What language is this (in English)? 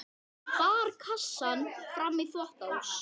Icelandic